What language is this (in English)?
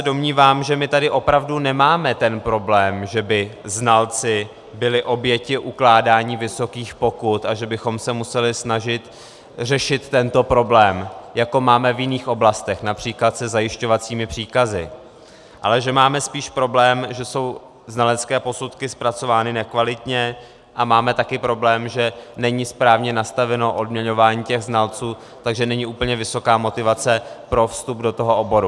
Czech